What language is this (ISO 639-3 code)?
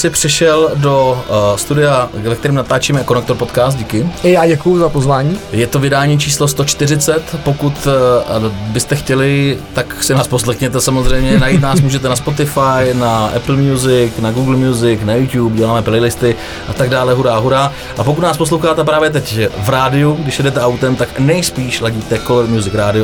ces